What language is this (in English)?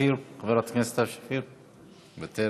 Hebrew